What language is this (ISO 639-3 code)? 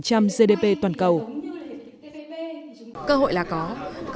vie